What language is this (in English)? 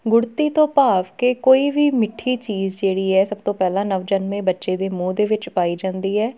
Punjabi